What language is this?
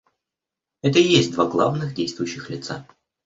Russian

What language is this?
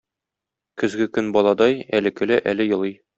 Tatar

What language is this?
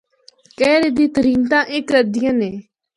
Northern Hindko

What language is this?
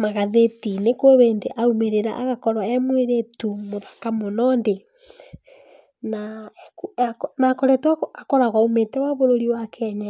Kikuyu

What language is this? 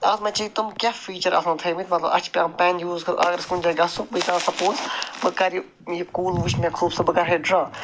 Kashmiri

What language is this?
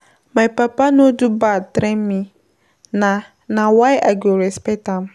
Nigerian Pidgin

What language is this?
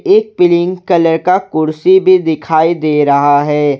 Hindi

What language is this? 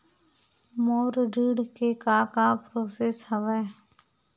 Chhattisgarhi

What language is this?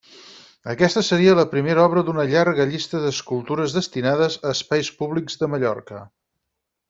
Catalan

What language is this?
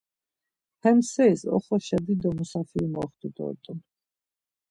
Laz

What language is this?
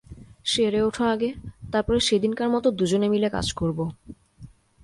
Bangla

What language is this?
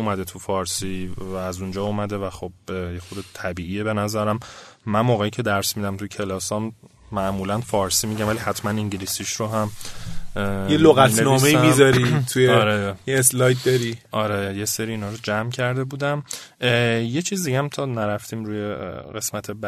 Persian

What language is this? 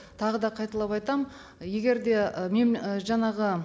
Kazakh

